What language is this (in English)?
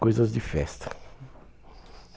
Portuguese